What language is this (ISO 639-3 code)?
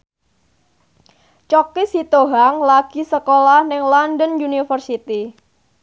jav